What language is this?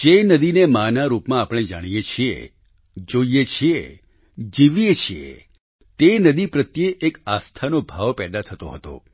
Gujarati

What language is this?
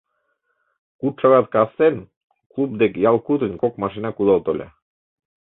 Mari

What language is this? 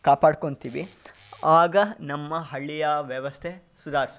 Kannada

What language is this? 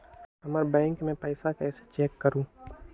Magahi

